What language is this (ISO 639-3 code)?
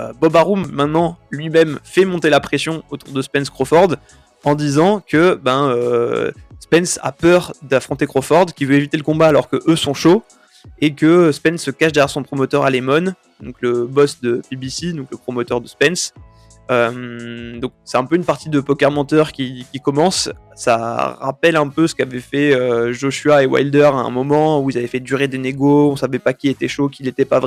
fra